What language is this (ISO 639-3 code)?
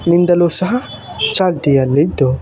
kan